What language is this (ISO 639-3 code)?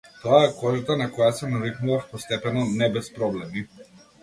mkd